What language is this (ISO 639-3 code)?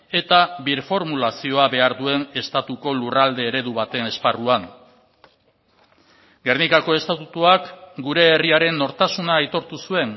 eus